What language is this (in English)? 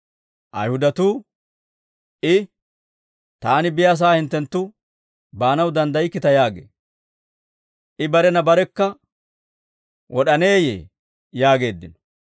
Dawro